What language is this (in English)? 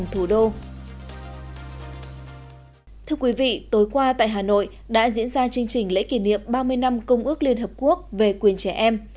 Vietnamese